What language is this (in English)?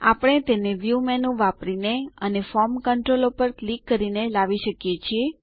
Gujarati